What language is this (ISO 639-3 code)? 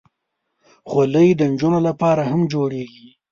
pus